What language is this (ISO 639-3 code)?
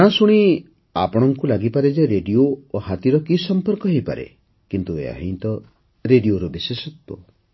ori